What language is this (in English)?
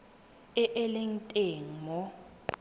Tswana